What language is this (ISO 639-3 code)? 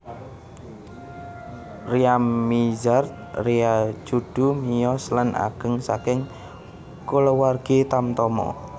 jav